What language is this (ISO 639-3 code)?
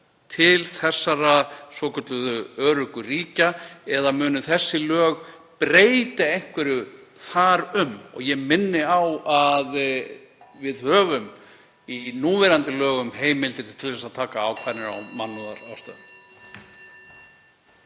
isl